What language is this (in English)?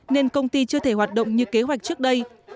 Vietnamese